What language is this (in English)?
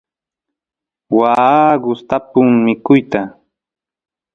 Santiago del Estero Quichua